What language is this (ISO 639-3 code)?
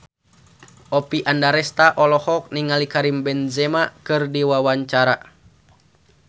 sun